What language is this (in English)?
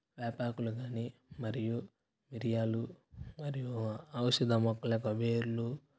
Telugu